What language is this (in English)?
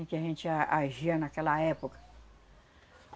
Portuguese